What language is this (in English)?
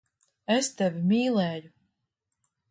Latvian